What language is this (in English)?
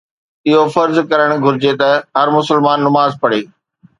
Sindhi